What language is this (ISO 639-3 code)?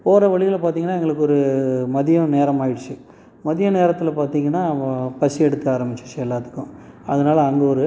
tam